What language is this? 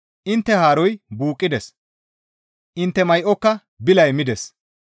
Gamo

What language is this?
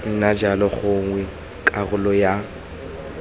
Tswana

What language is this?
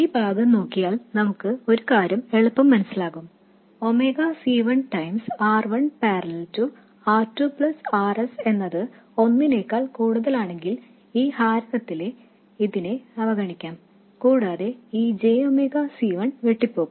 Malayalam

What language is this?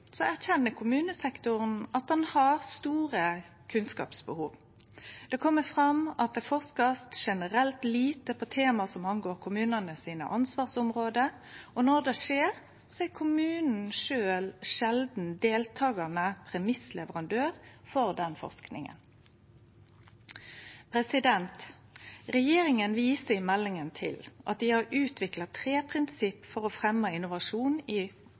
Norwegian Nynorsk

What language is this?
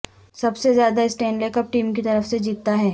Urdu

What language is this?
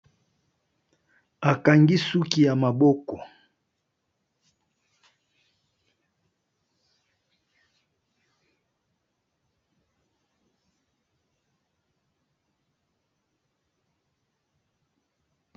Lingala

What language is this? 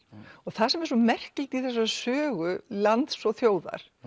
Icelandic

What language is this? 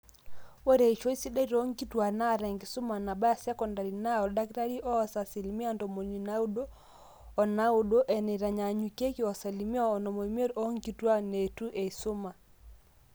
Masai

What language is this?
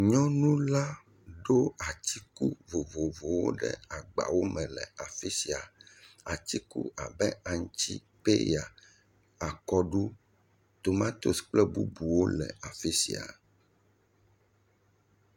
Ewe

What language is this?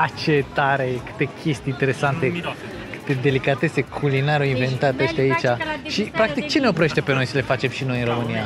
Romanian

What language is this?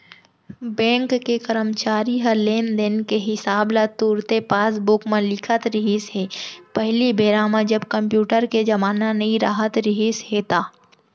Chhattisgarhi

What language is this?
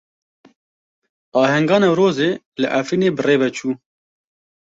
Kurdish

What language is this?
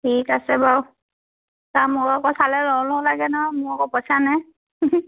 Assamese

